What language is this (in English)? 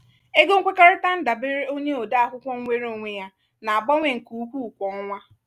Igbo